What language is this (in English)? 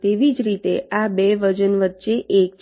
Gujarati